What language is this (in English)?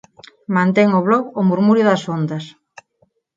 Galician